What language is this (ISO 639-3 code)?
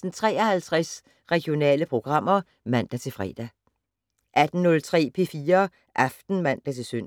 dan